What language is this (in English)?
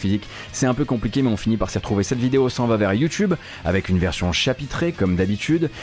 French